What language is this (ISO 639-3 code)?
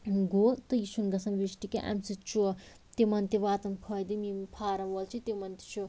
kas